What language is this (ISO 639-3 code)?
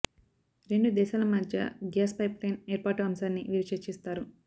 tel